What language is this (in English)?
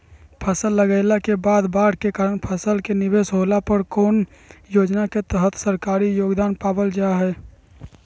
Magahi